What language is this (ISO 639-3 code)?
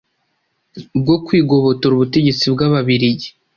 kin